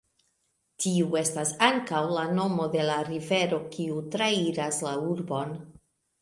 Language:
Esperanto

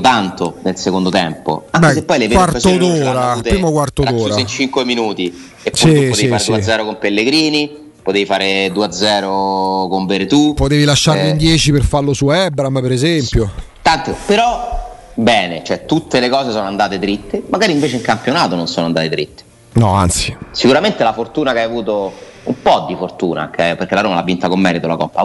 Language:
Italian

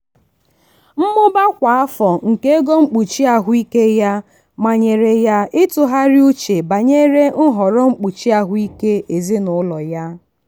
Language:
Igbo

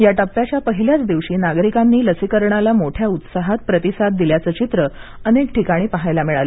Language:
Marathi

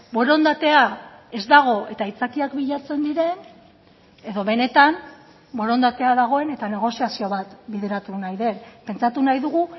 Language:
Basque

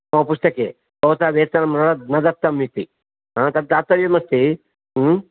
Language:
Sanskrit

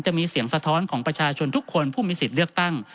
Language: Thai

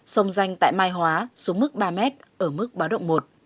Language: Vietnamese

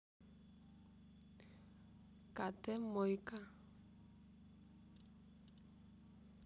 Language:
Russian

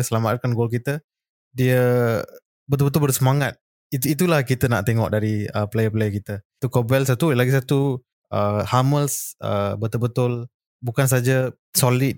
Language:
Malay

